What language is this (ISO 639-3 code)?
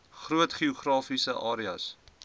afr